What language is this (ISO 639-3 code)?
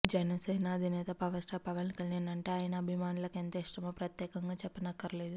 tel